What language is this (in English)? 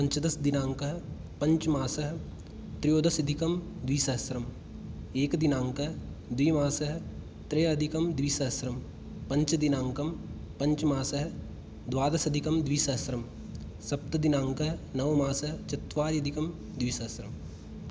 Sanskrit